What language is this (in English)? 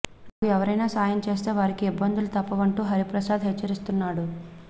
Telugu